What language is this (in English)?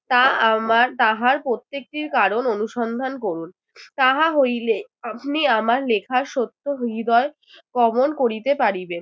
Bangla